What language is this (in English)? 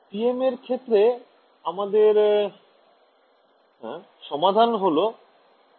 Bangla